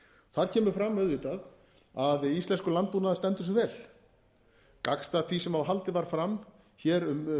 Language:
Icelandic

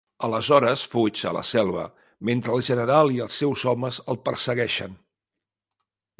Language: Catalan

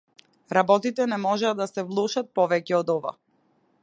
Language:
Macedonian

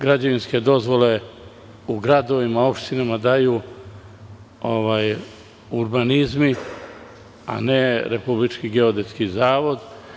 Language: Serbian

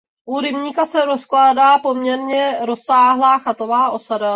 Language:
Czech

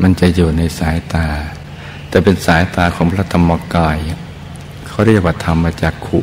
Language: Thai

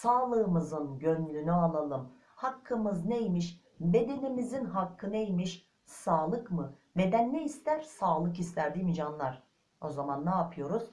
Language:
Turkish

